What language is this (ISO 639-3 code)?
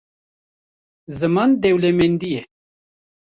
kur